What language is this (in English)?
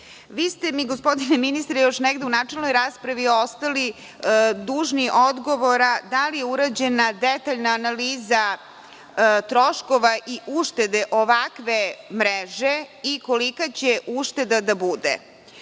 Serbian